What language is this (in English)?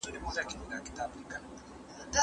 Pashto